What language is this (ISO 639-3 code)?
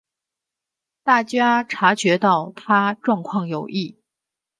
zho